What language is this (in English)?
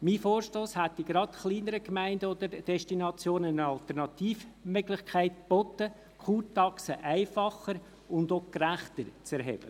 Swiss German